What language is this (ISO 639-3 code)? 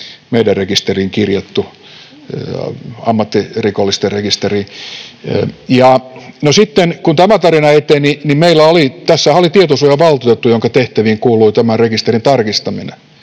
fin